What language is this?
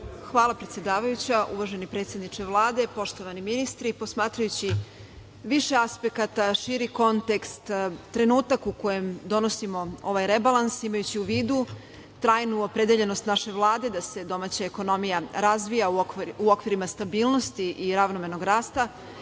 Serbian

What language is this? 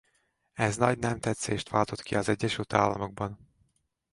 Hungarian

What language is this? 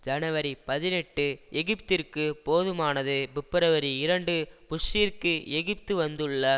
Tamil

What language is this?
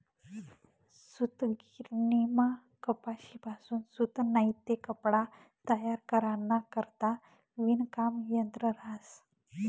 Marathi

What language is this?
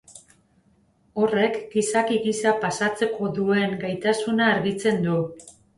Basque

